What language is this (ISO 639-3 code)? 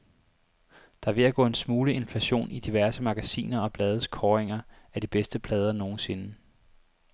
dan